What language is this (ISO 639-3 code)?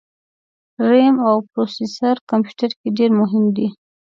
pus